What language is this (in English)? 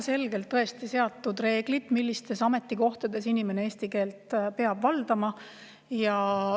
Estonian